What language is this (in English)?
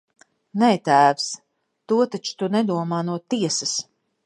Latvian